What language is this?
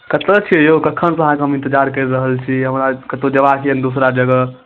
Maithili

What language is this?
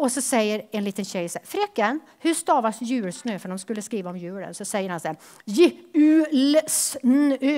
Swedish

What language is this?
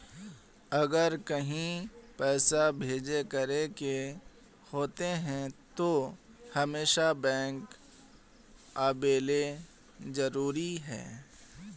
Magahi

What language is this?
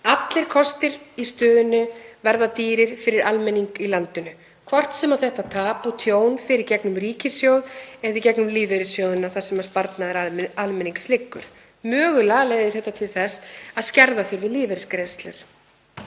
Icelandic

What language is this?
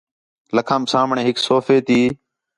Khetrani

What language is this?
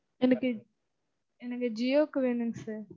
Tamil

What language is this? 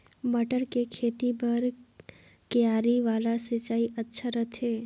Chhattisgarhi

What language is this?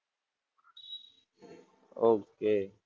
Gujarati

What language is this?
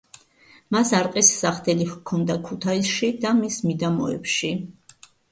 Georgian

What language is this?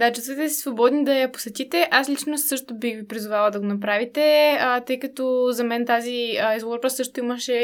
Bulgarian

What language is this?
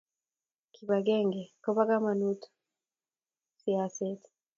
Kalenjin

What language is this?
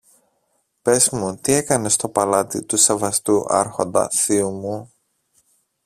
Greek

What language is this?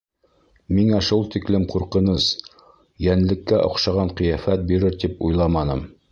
Bashkir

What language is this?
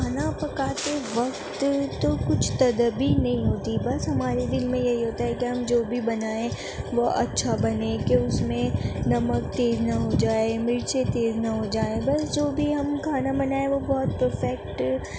Urdu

